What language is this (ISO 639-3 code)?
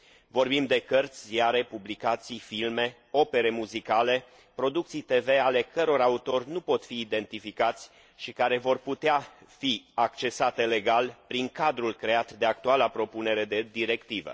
ron